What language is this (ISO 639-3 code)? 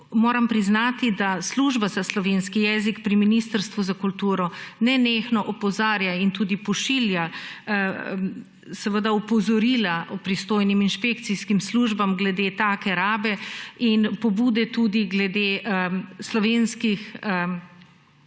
slv